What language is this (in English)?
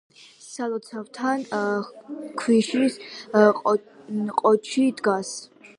Georgian